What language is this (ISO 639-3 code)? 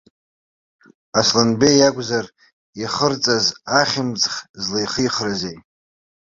abk